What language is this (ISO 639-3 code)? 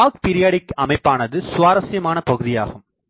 tam